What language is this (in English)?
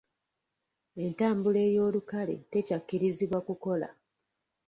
Ganda